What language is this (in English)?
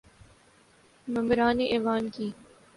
Urdu